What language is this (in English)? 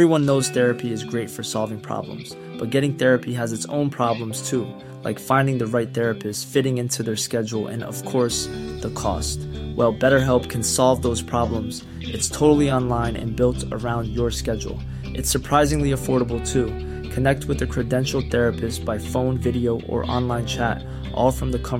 Filipino